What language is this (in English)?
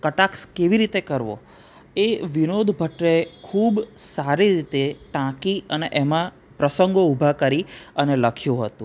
Gujarati